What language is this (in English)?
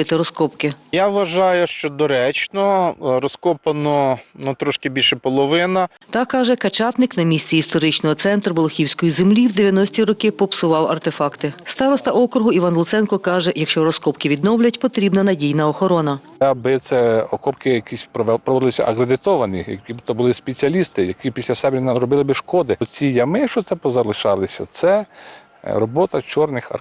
Ukrainian